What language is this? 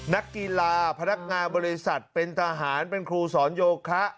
Thai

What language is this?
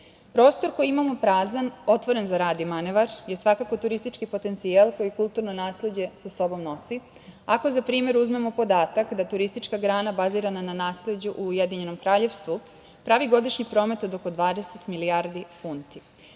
Serbian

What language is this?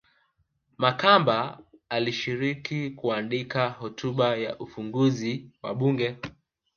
Swahili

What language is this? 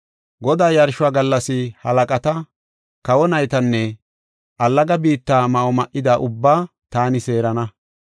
Gofa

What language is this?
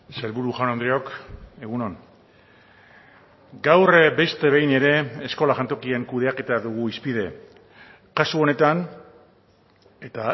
Basque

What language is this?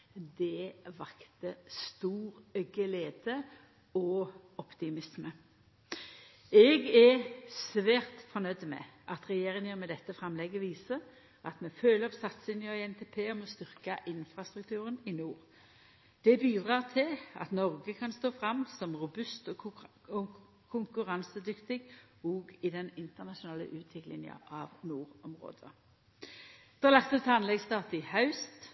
Norwegian Nynorsk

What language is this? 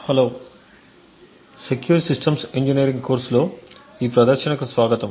Telugu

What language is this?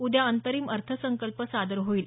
Marathi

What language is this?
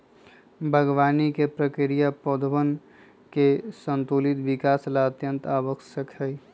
Magahi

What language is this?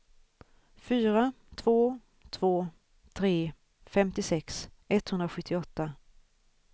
Swedish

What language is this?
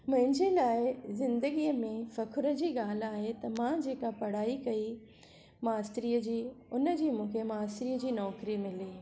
Sindhi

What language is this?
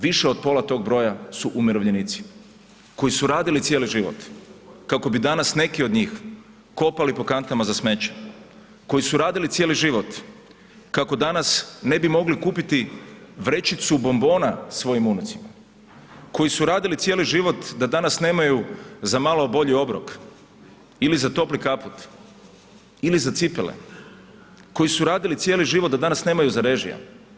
Croatian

